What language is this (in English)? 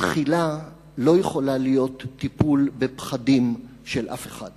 Hebrew